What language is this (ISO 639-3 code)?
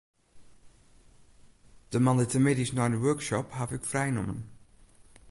fry